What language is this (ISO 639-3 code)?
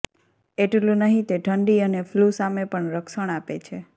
guj